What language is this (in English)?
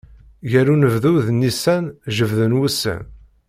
Kabyle